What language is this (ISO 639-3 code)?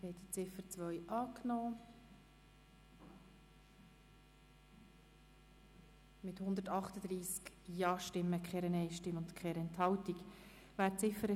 gsw